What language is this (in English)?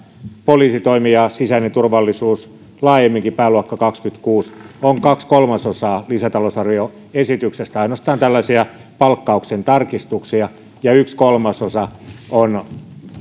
Finnish